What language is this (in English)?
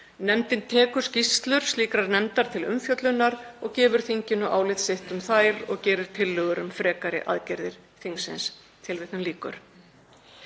Icelandic